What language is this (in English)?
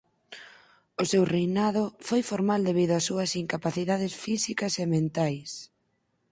Galician